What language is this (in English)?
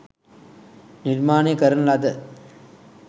Sinhala